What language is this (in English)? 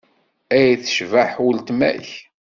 Kabyle